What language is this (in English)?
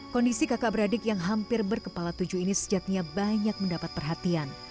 Indonesian